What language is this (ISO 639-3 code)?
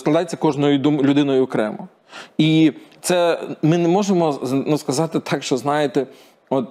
ukr